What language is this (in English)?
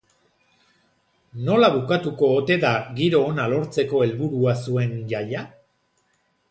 Basque